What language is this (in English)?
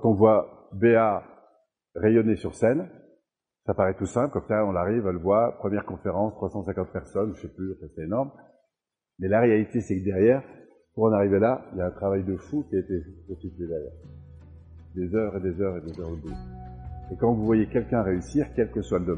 French